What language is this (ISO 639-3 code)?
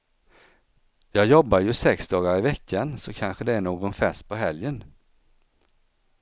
swe